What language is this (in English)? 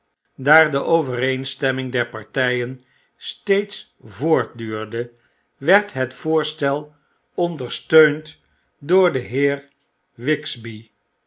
Dutch